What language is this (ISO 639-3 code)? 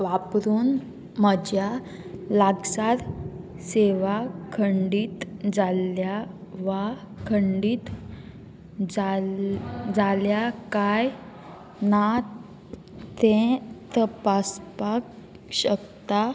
kok